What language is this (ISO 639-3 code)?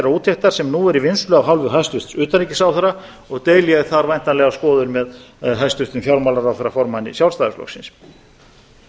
isl